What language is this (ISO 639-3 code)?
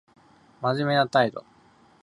jpn